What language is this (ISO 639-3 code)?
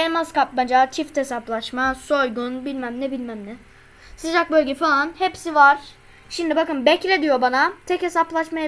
tur